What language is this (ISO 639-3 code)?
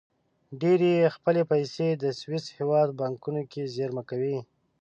pus